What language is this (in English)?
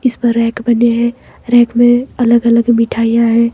Hindi